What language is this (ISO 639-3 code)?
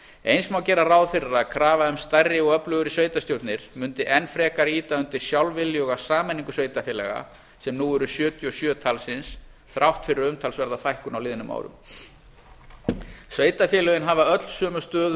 isl